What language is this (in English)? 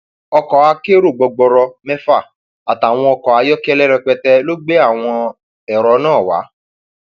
Yoruba